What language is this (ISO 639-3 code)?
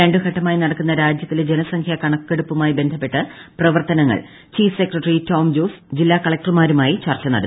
mal